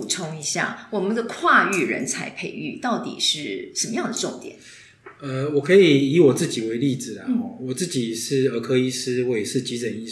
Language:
Chinese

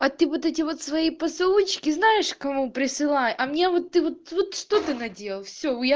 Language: Russian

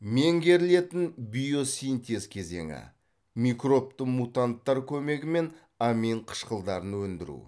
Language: Kazakh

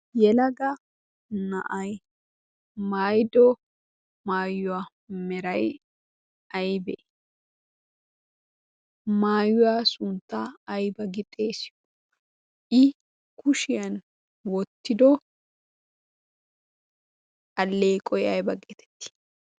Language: Wolaytta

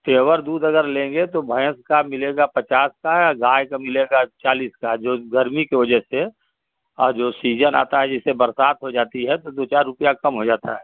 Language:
Hindi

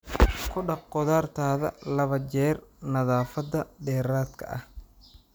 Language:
Somali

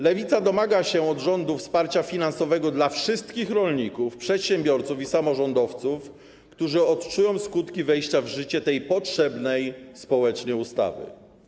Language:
Polish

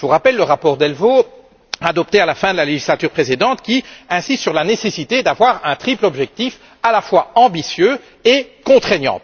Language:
French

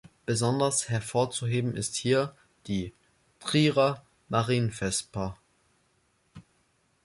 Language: German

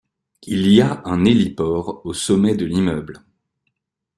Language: French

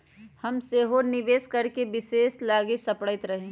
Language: Magahi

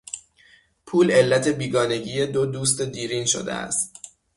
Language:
Persian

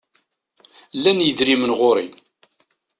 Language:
Kabyle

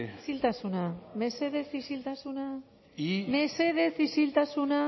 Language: Basque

